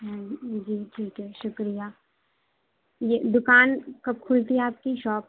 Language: Urdu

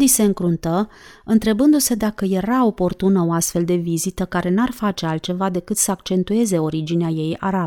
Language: Romanian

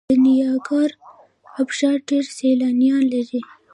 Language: Pashto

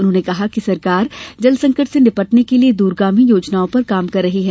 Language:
Hindi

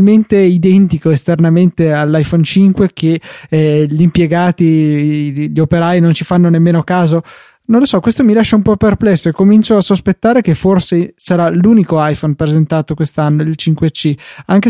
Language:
Italian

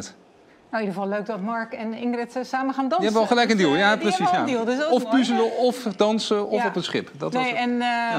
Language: Dutch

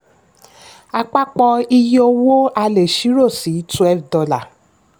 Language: Yoruba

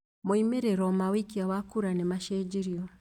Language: Kikuyu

